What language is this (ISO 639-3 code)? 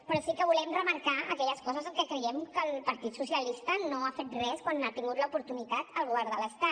cat